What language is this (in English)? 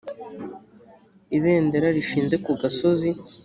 Kinyarwanda